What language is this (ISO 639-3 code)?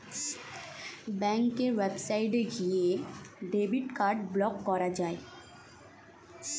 ben